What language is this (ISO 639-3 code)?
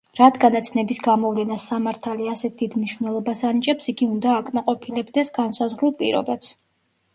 kat